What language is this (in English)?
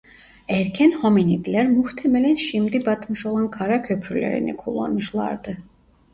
Turkish